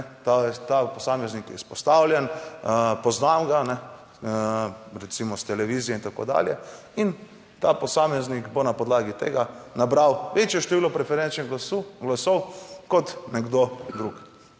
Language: Slovenian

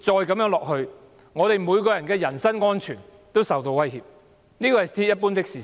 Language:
Cantonese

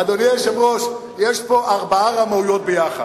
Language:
Hebrew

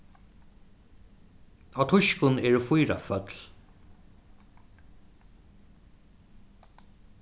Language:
Faroese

